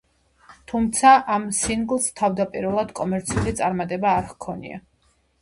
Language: Georgian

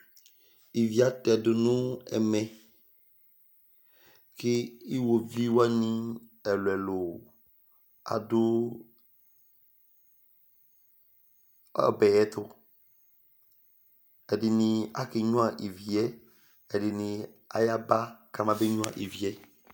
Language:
Ikposo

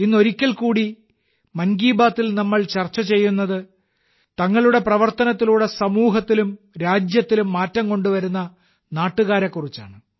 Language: Malayalam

